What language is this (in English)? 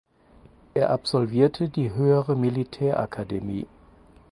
German